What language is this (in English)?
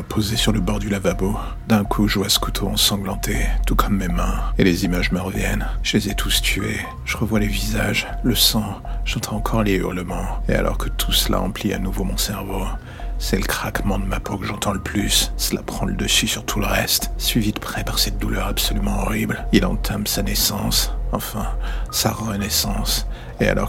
French